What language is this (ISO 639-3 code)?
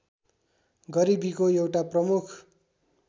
nep